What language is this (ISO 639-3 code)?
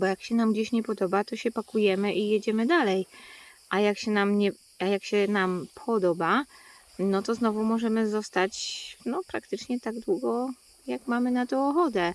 pol